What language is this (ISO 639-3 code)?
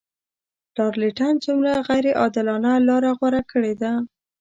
pus